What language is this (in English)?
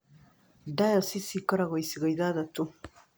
Kikuyu